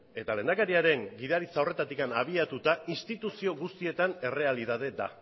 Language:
Basque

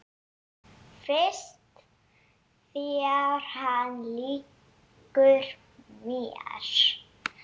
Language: Icelandic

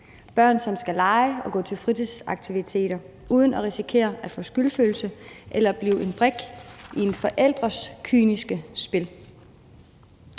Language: Danish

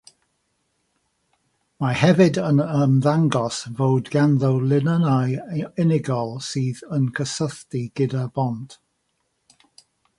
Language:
Welsh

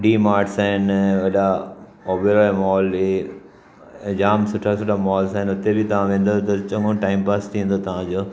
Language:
Sindhi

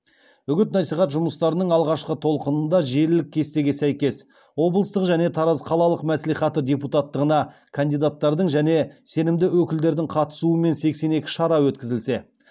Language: Kazakh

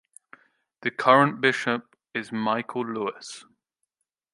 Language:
English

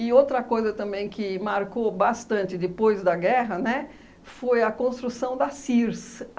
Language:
Portuguese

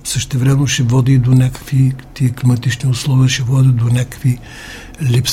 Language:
Bulgarian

